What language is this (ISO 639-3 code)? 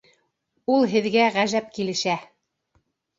bak